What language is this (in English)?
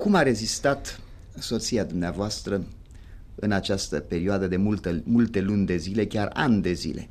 Romanian